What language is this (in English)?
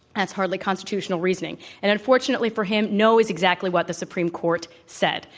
English